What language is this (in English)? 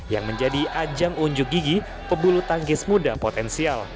Indonesian